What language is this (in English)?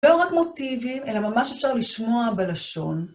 Hebrew